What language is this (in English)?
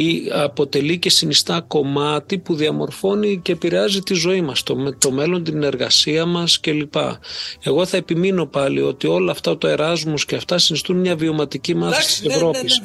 Greek